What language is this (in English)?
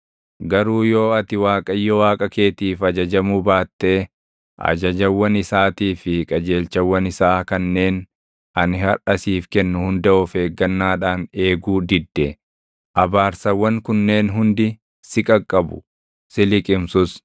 Oromo